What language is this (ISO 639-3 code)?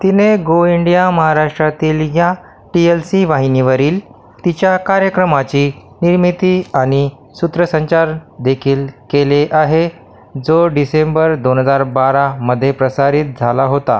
mar